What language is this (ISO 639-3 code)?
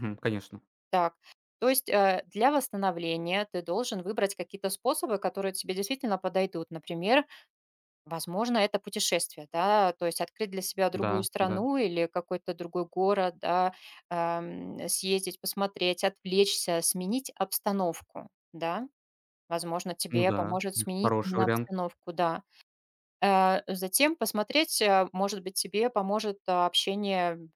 rus